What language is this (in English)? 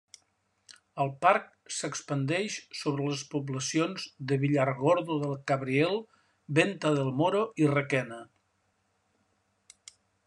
Catalan